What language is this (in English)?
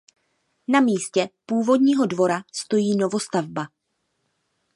Czech